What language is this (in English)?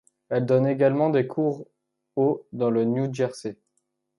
French